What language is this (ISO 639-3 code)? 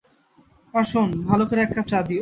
ben